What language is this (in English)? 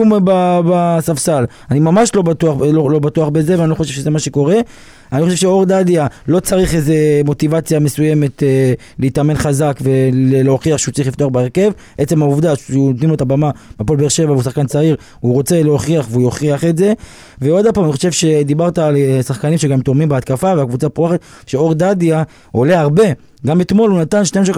Hebrew